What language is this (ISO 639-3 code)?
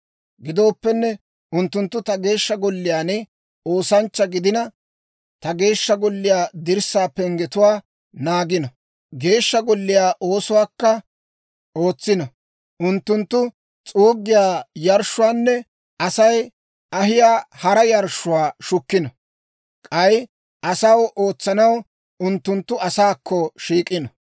dwr